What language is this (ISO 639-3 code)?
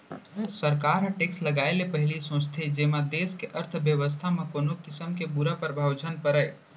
hne